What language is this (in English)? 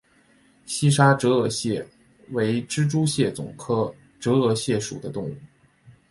Chinese